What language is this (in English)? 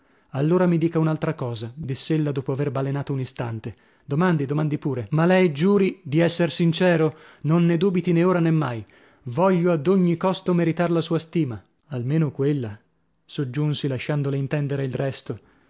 Italian